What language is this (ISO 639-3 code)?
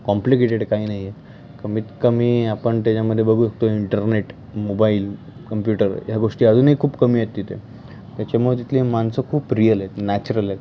mar